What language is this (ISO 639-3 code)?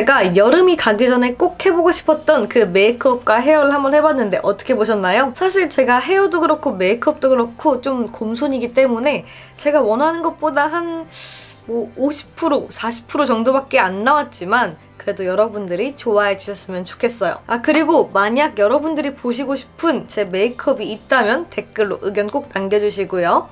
kor